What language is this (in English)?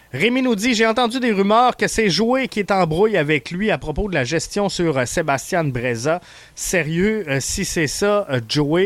French